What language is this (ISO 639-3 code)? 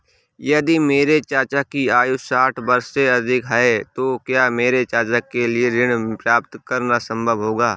hin